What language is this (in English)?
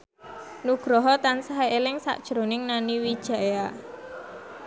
Javanese